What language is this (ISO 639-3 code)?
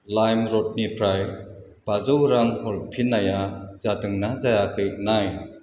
brx